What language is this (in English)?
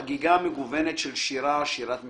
Hebrew